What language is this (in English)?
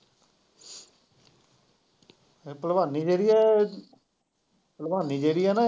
Punjabi